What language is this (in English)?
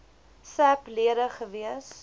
Afrikaans